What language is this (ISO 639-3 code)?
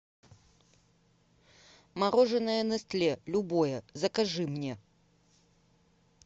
rus